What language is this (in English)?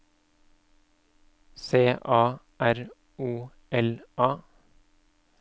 Norwegian